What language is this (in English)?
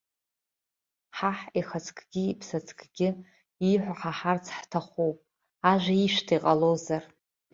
Abkhazian